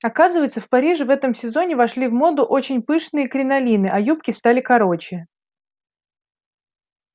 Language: Russian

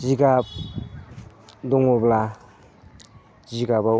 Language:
Bodo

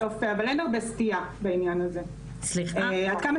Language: Hebrew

